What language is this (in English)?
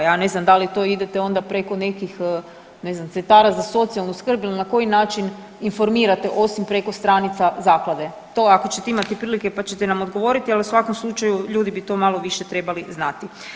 Croatian